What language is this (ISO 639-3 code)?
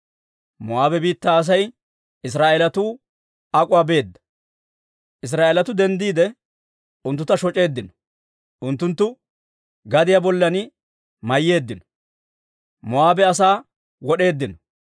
dwr